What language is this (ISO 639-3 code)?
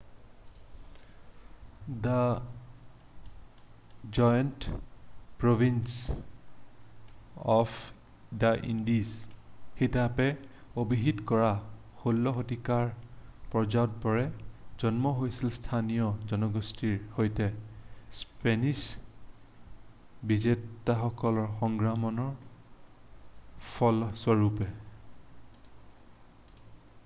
asm